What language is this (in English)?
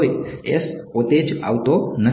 Gujarati